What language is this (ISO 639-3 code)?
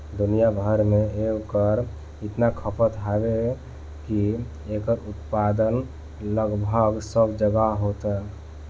bho